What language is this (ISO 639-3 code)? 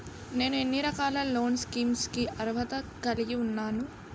tel